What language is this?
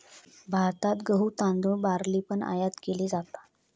Marathi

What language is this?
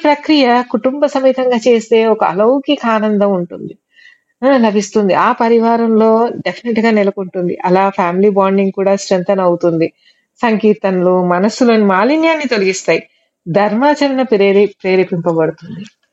Telugu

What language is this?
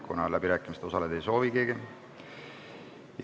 Estonian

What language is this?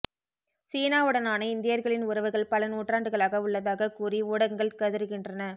Tamil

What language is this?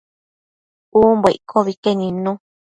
Matsés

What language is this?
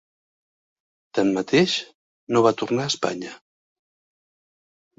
Catalan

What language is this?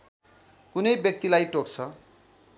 Nepali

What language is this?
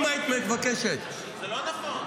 Hebrew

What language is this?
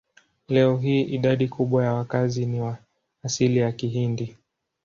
Swahili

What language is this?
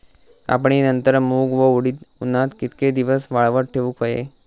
Marathi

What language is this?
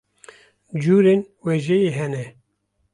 Kurdish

